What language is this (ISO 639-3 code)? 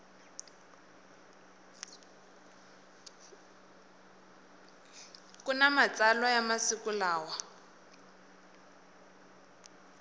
tso